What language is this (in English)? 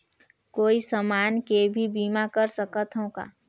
Chhattisgarhi